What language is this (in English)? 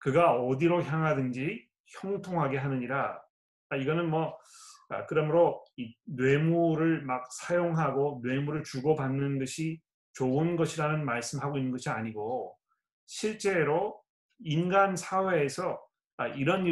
Korean